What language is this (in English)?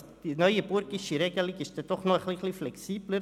Swiss German